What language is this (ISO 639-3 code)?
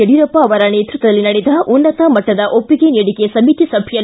kan